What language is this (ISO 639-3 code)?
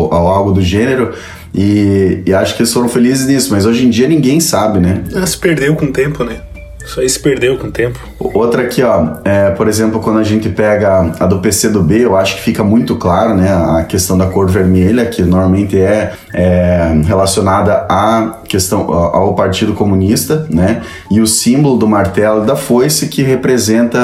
por